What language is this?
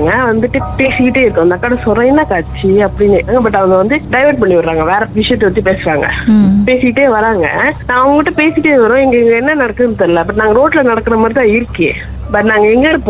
Tamil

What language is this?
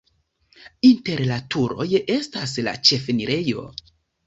Esperanto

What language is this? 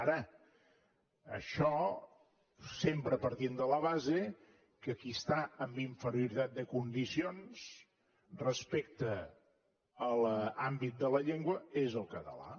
Catalan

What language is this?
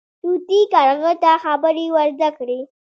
Pashto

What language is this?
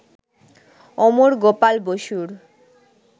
Bangla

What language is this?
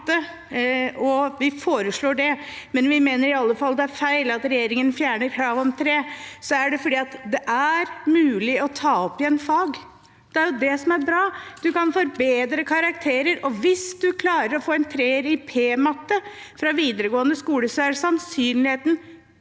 Norwegian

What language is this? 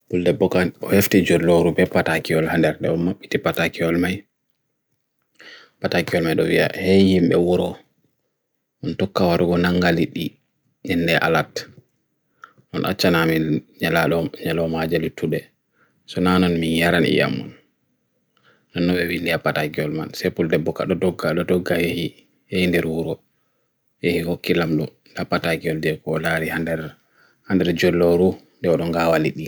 Bagirmi Fulfulde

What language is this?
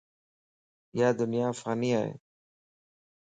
Lasi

